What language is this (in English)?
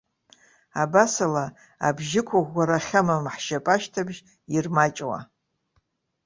Abkhazian